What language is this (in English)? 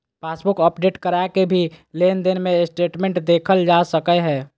Magahi